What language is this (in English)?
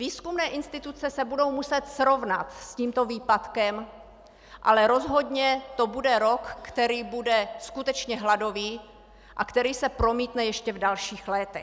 Czech